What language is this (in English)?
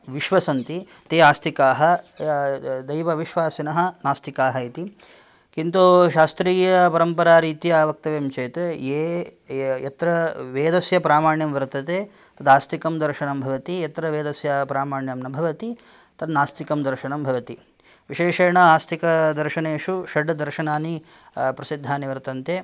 Sanskrit